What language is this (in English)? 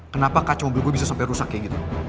Indonesian